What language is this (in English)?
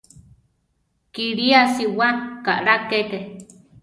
Central Tarahumara